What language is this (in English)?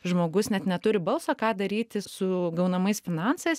Lithuanian